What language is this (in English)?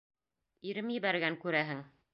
Bashkir